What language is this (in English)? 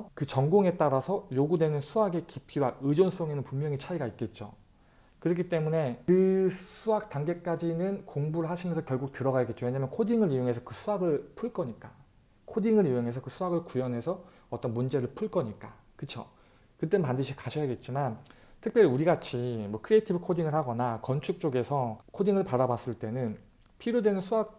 Korean